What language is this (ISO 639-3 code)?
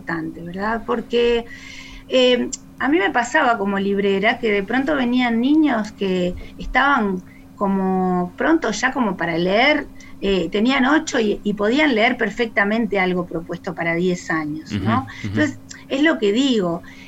spa